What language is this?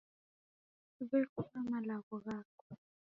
Taita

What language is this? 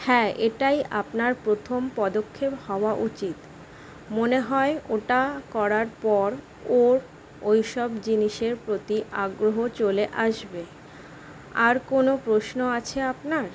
Bangla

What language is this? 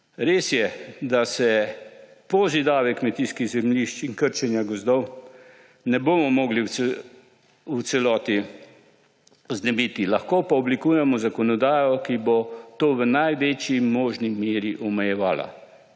Slovenian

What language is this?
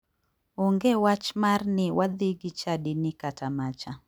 Luo (Kenya and Tanzania)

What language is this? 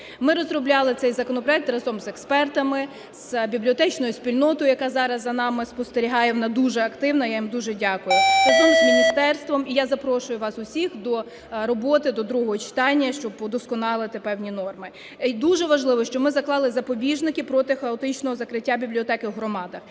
Ukrainian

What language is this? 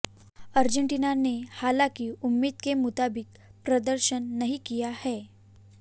Hindi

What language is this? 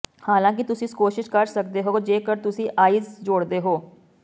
Punjabi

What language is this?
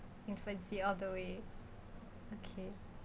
English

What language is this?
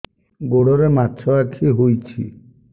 Odia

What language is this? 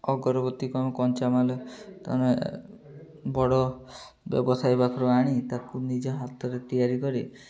Odia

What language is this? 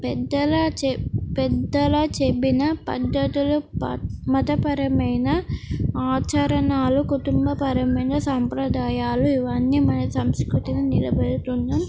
Telugu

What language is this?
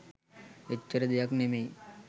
Sinhala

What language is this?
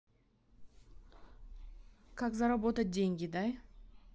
Russian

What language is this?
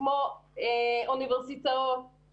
Hebrew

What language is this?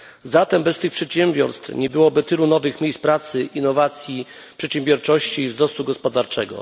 Polish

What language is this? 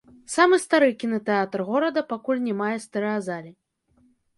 Belarusian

